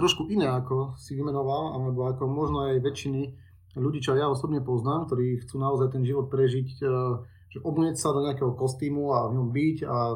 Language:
Slovak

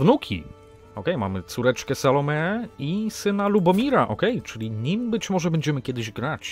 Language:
Polish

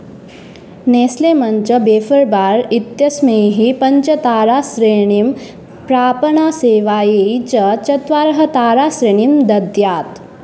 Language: Sanskrit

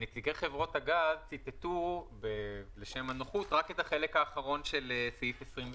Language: Hebrew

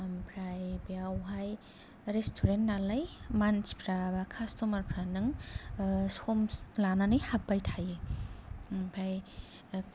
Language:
Bodo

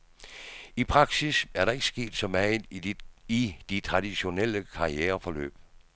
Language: Danish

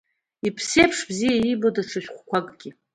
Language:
Abkhazian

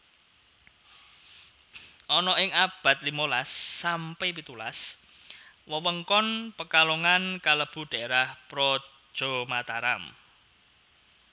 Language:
Javanese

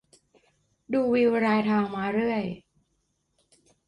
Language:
Thai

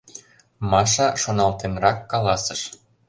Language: Mari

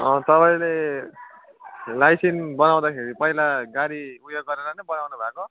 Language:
Nepali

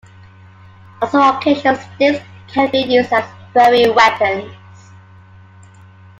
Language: English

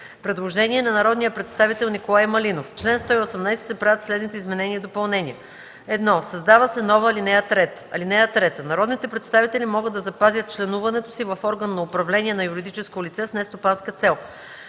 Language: Bulgarian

